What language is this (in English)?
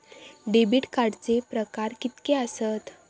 Marathi